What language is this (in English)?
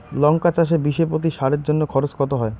Bangla